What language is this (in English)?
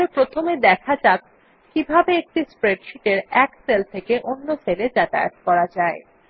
Bangla